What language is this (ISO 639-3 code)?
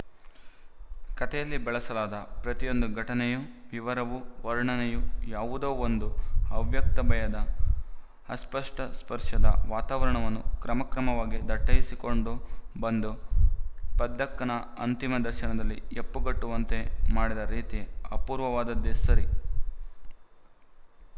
kan